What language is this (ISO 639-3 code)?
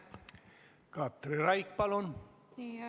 est